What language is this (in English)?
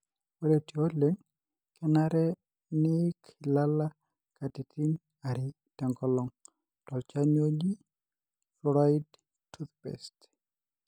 Masai